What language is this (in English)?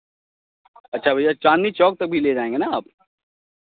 Hindi